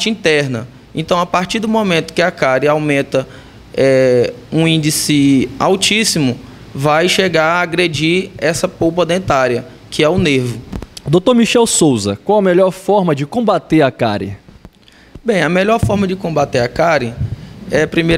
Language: Portuguese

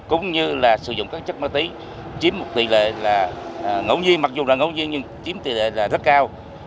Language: Vietnamese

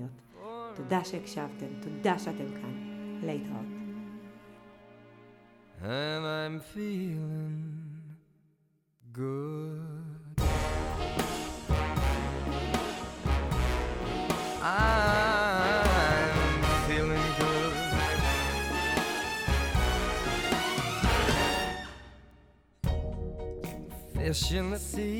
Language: Hebrew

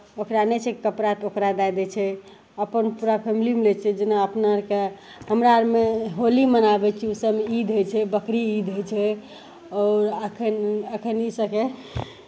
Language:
Maithili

